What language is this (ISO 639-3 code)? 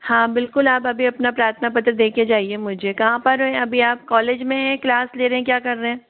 hin